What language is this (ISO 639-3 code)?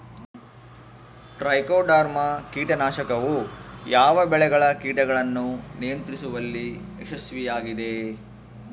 kan